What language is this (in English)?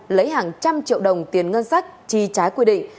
Vietnamese